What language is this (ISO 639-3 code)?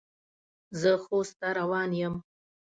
pus